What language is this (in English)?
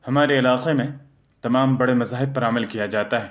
Urdu